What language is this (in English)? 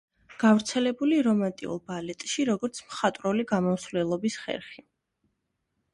Georgian